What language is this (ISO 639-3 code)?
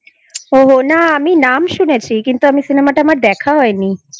ben